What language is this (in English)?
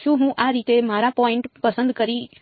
Gujarati